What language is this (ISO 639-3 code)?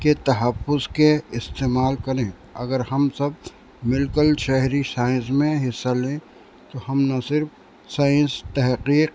urd